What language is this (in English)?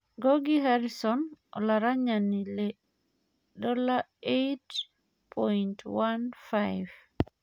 Masai